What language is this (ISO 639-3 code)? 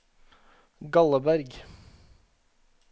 nor